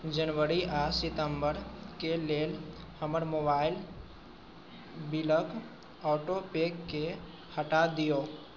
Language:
Maithili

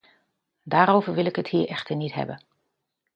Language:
Dutch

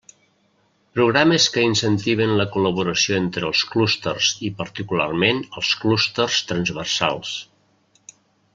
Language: Catalan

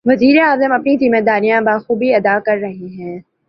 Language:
Urdu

